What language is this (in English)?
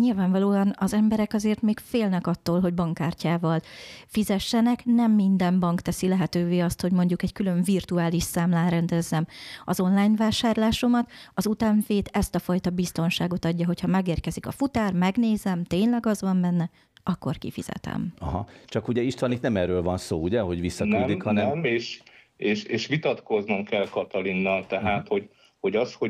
Hungarian